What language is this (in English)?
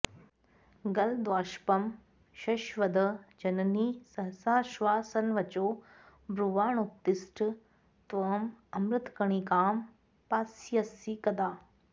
Sanskrit